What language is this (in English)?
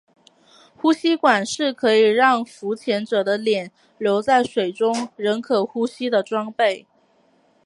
Chinese